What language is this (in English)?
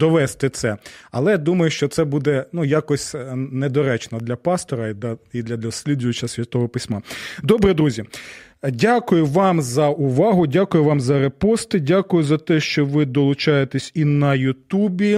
Ukrainian